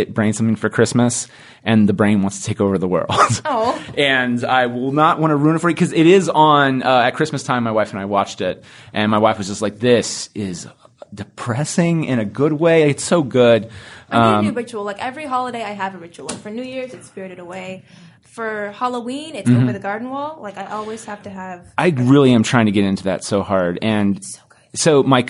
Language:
English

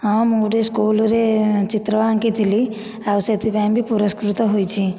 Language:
Odia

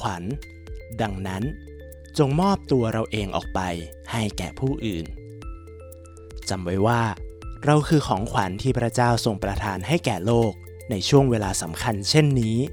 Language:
Thai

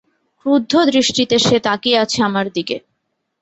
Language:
Bangla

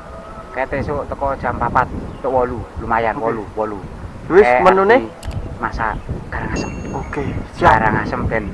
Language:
Javanese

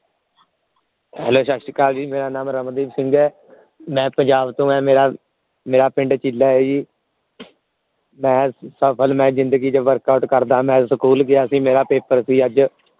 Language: Punjabi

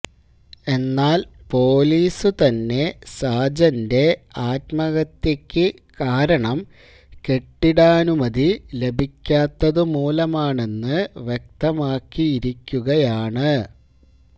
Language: Malayalam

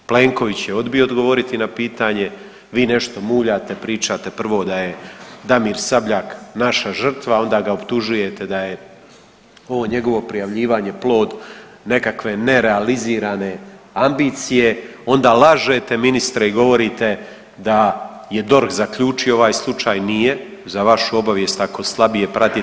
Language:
Croatian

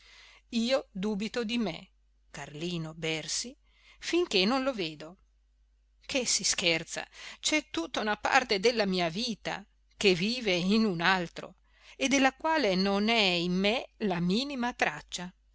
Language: Italian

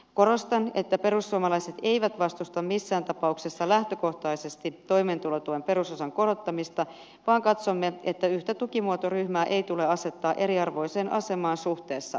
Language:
Finnish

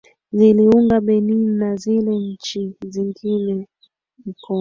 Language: Swahili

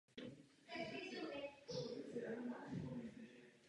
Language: Czech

